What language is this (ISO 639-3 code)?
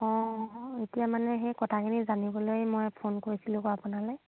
asm